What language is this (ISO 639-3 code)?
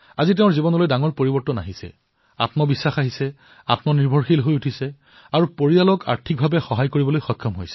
asm